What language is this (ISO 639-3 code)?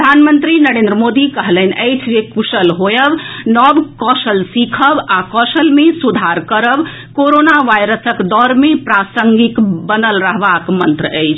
mai